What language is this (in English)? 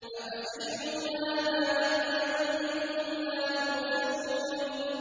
Arabic